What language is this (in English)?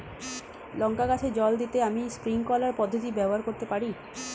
Bangla